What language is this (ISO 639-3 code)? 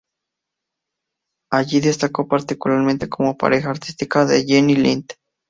spa